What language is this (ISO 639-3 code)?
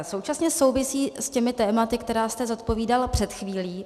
ces